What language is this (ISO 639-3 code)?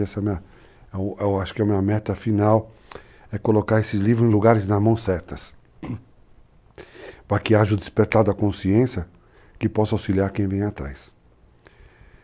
por